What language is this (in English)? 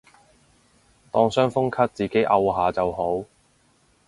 Cantonese